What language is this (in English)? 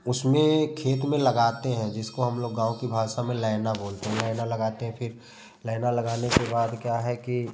Hindi